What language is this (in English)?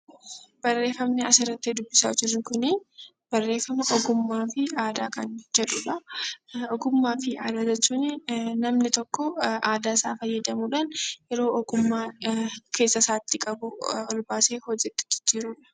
Oromo